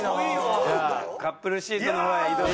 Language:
Japanese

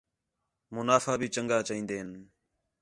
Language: Khetrani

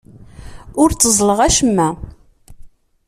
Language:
Kabyle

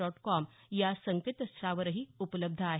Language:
Marathi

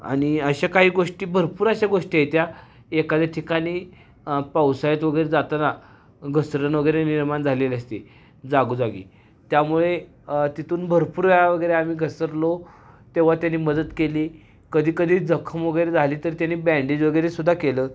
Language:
Marathi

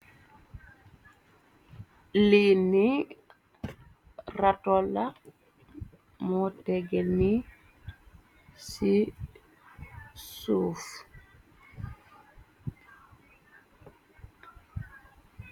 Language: Wolof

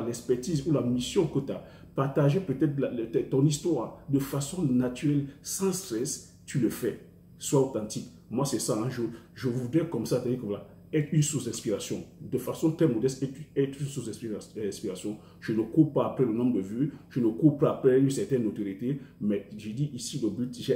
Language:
French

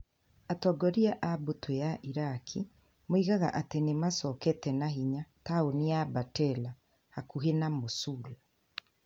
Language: Kikuyu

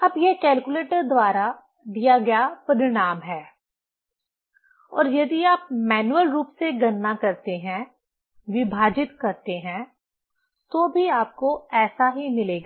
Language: Hindi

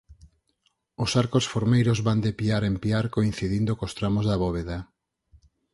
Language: Galician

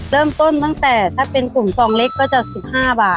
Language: Thai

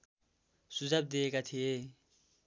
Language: Nepali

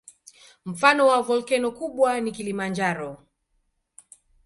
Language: Swahili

